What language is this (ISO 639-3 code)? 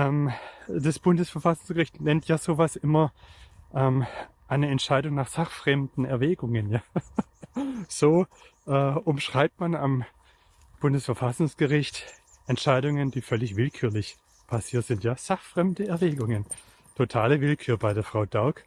deu